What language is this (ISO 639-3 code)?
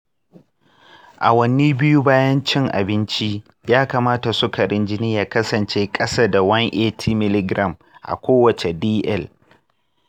hau